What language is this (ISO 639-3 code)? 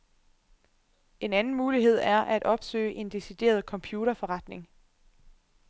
dan